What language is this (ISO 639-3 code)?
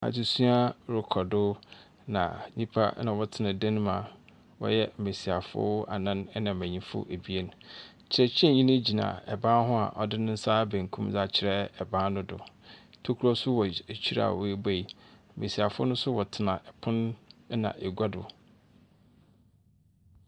aka